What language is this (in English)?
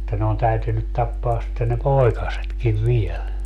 Finnish